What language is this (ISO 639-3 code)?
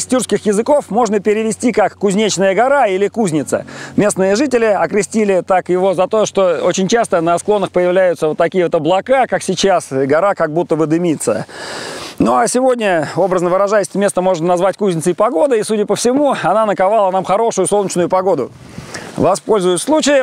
rus